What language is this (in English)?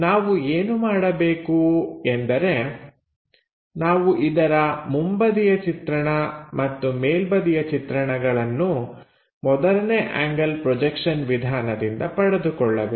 Kannada